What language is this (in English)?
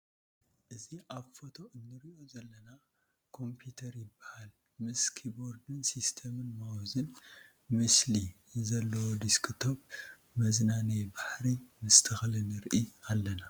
Tigrinya